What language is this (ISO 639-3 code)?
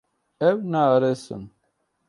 kur